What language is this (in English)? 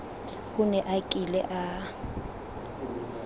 Tswana